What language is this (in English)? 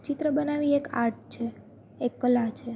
Gujarati